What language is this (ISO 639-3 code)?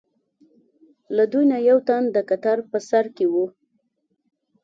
pus